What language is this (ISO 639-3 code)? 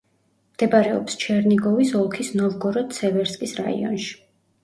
kat